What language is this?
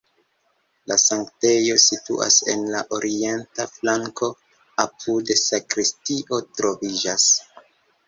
Esperanto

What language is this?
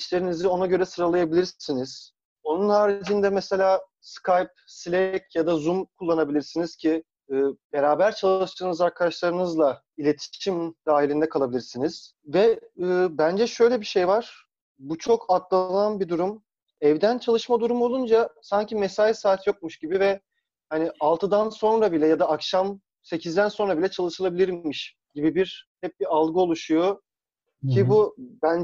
Turkish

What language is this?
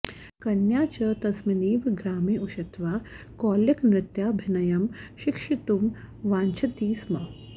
Sanskrit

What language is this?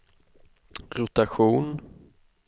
Swedish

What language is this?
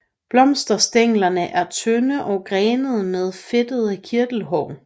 Danish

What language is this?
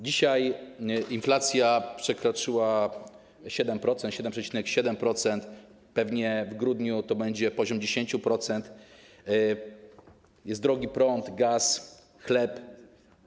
Polish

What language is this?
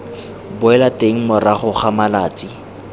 Tswana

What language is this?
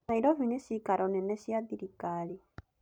Kikuyu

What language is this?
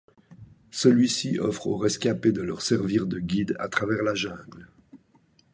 French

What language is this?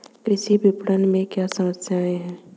Hindi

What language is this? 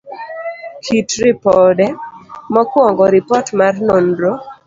Luo (Kenya and Tanzania)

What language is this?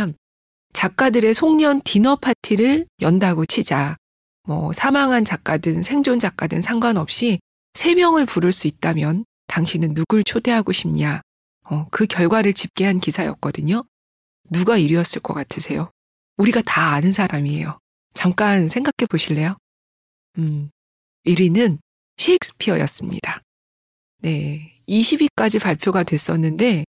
Korean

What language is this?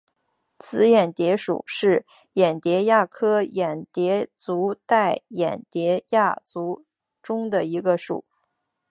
Chinese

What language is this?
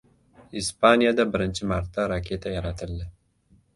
Uzbek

